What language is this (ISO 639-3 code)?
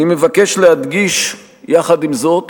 heb